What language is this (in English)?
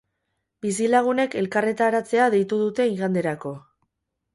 Basque